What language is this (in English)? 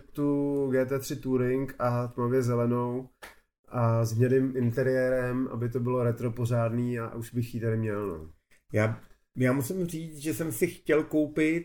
Czech